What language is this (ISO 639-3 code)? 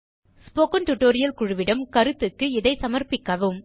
tam